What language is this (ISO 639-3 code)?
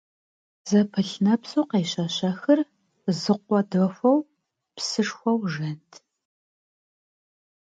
kbd